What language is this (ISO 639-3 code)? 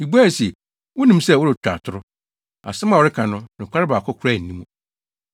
aka